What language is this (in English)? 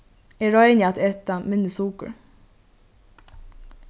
Faroese